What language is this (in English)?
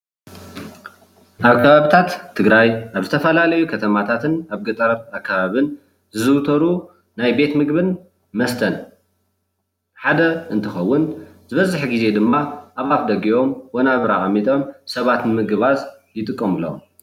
Tigrinya